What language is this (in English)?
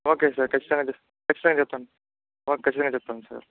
Telugu